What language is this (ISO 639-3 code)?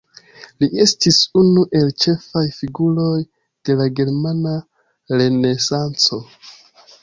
epo